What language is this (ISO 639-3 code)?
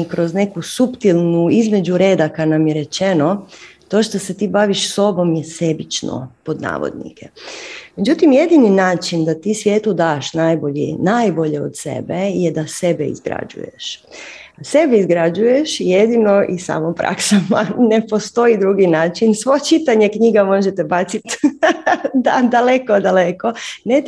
hrv